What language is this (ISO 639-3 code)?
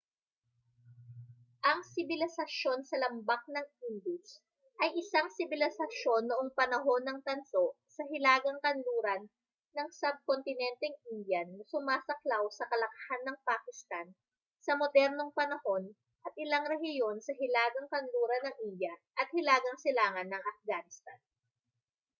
fil